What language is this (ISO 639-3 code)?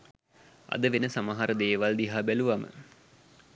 sin